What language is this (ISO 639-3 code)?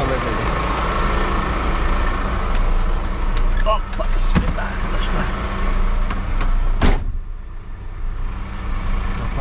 tur